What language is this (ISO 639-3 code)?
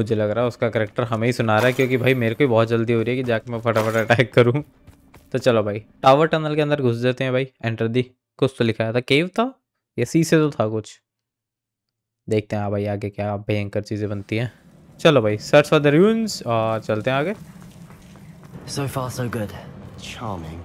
eng